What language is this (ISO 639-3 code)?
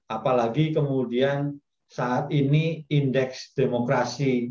ind